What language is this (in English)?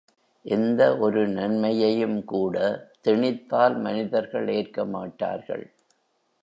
Tamil